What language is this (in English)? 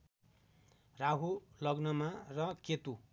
Nepali